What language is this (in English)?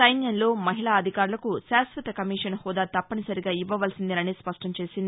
Telugu